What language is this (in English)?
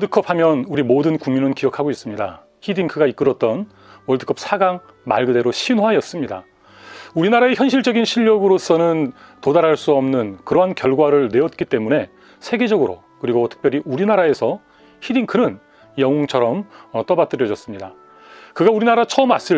Korean